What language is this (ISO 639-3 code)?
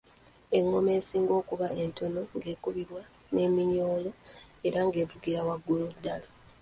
lug